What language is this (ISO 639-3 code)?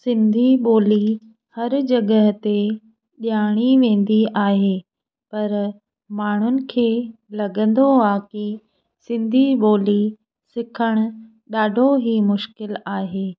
snd